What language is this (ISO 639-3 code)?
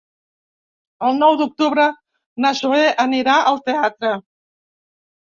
cat